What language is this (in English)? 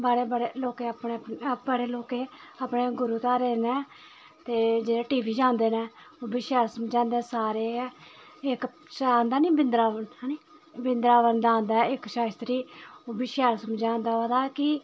Dogri